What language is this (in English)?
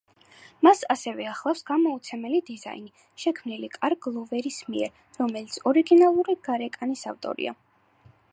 Georgian